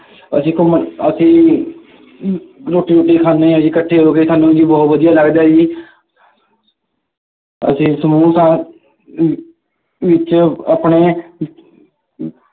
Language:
Punjabi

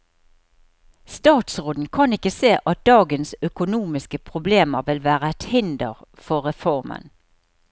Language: Norwegian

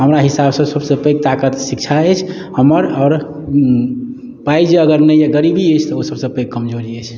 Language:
Maithili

